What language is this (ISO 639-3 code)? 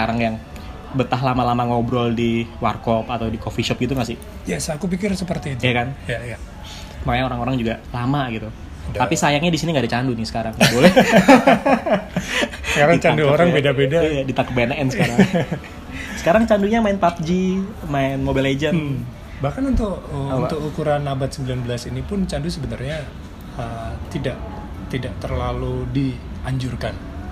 ind